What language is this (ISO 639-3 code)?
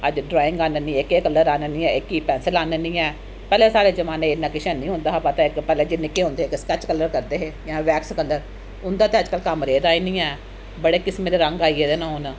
doi